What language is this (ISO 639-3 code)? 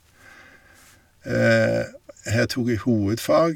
nor